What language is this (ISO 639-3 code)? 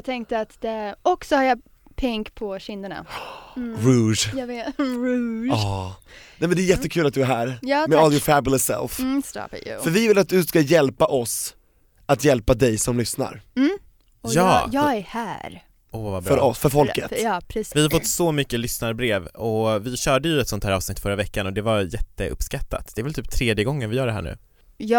swe